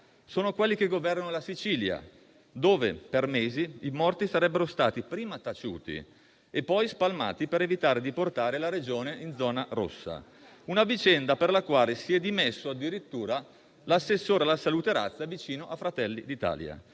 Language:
Italian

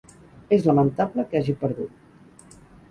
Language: Catalan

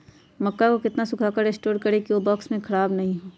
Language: Magahi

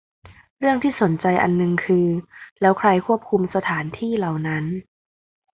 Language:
Thai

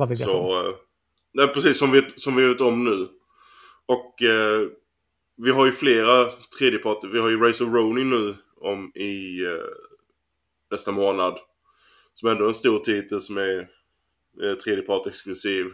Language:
Swedish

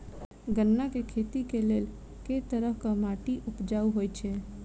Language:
Maithili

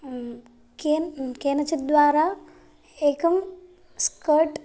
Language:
Sanskrit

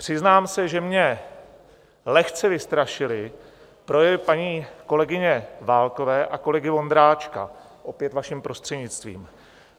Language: Czech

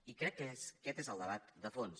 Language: Catalan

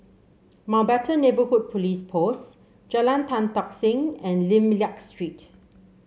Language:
English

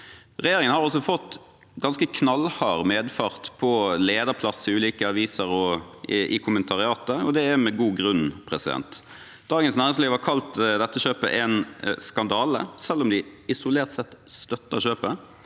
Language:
Norwegian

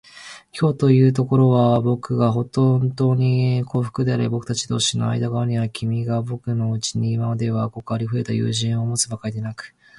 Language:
Japanese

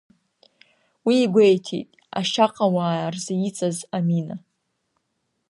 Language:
Abkhazian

